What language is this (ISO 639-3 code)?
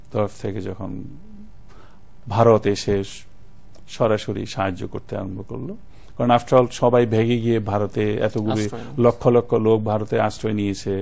ben